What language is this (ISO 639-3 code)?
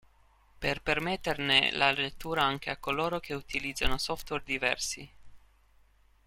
ita